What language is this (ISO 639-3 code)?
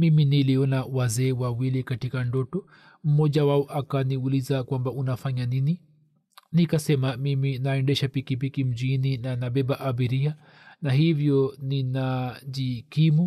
swa